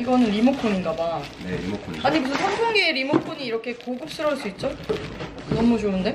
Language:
Korean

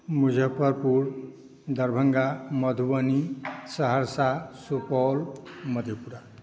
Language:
Maithili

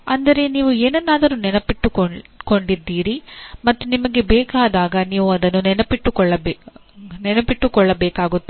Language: Kannada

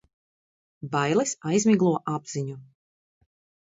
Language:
Latvian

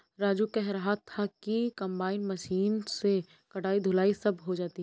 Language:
Hindi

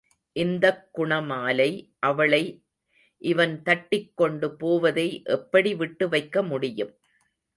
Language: Tamil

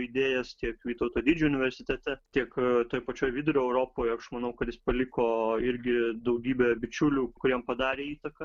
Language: Lithuanian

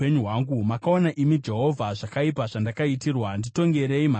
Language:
Shona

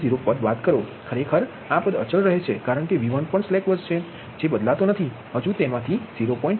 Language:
Gujarati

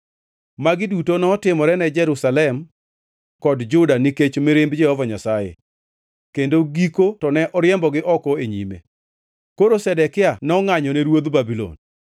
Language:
Luo (Kenya and Tanzania)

